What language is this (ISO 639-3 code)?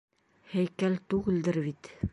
bak